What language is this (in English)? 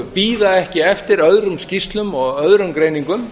Icelandic